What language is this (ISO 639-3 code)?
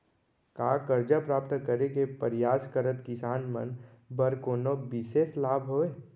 hne